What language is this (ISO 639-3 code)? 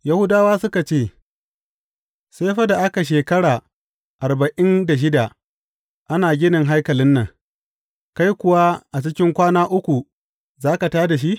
hau